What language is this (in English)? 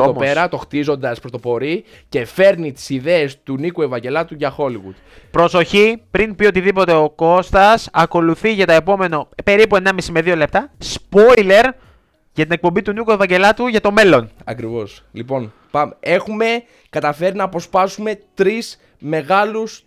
Greek